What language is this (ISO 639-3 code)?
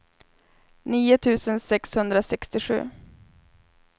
swe